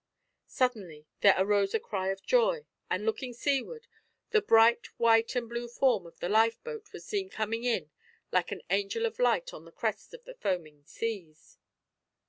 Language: English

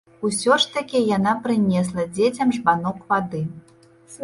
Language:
Belarusian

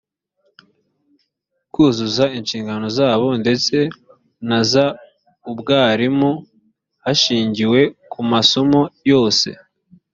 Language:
Kinyarwanda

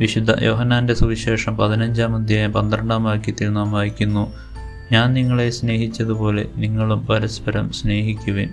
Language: Malayalam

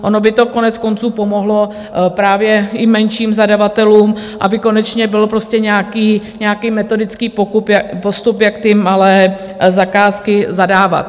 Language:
Czech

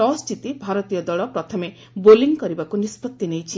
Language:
Odia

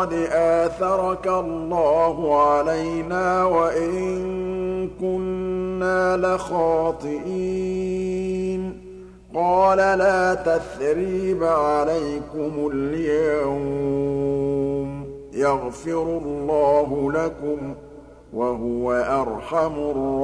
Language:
Arabic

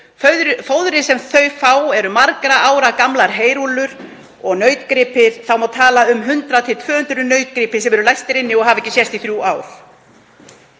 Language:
Icelandic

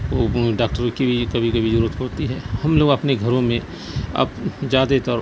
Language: Urdu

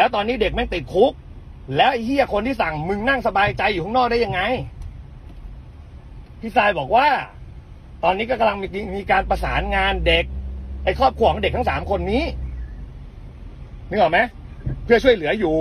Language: Thai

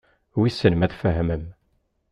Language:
Kabyle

